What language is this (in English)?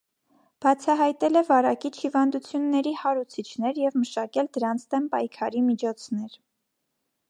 Armenian